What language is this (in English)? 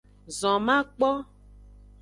Aja (Benin)